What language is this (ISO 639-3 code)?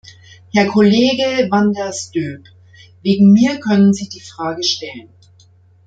deu